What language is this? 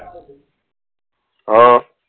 Gujarati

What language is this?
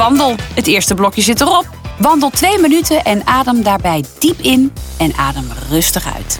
Dutch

